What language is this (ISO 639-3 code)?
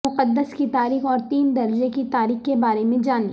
urd